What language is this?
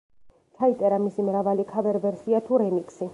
Georgian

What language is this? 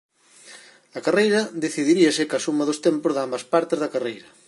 Galician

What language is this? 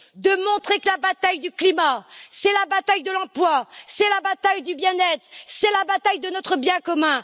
French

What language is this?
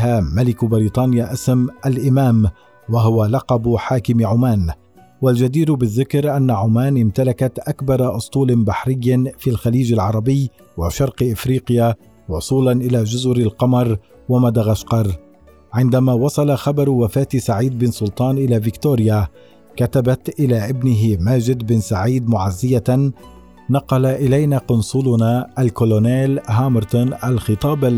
Arabic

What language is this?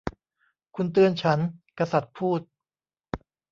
Thai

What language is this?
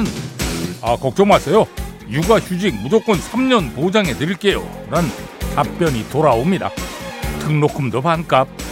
Korean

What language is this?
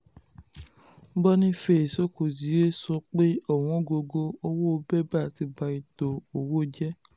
Yoruba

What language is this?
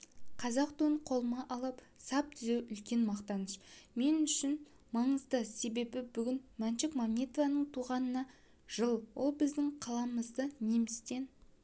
Kazakh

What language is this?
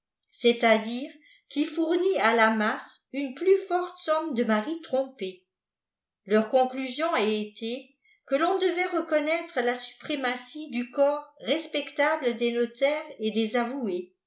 French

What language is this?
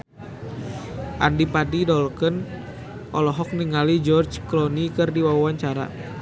Sundanese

